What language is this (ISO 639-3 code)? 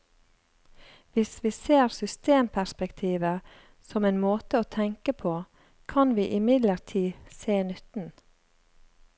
nor